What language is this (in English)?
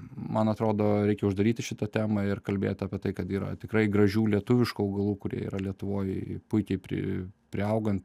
Lithuanian